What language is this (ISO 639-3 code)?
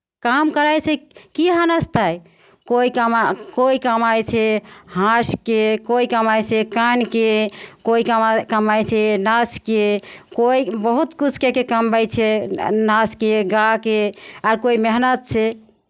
mai